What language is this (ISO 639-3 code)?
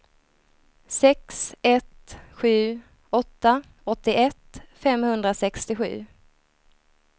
swe